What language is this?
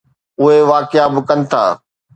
Sindhi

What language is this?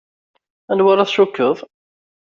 Kabyle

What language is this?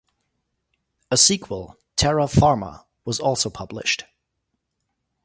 English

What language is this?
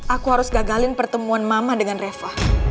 Indonesian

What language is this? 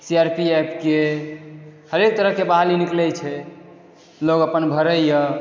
Maithili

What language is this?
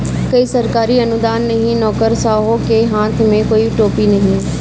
Hindi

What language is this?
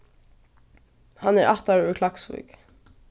Faroese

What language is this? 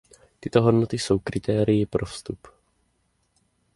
Czech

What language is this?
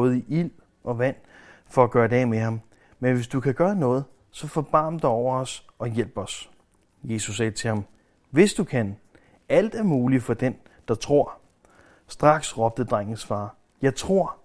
Danish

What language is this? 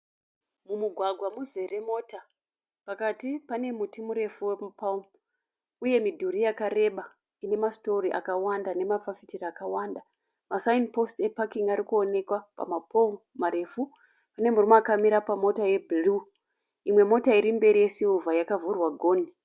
Shona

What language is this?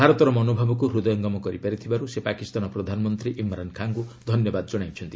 Odia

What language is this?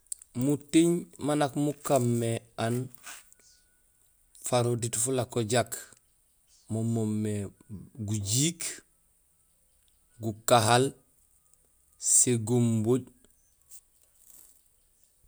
Gusilay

